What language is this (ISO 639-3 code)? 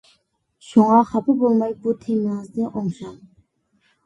uig